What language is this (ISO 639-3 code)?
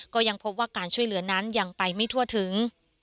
tha